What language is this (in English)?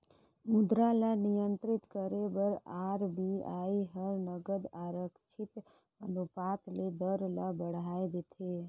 Chhattisgarhi